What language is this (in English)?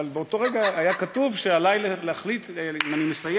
Hebrew